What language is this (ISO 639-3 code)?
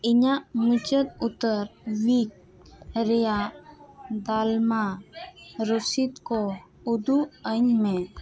sat